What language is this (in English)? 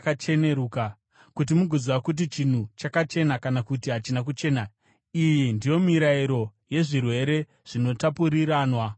Shona